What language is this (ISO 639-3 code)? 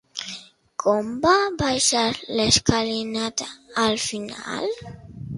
cat